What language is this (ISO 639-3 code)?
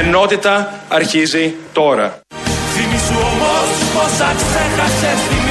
ell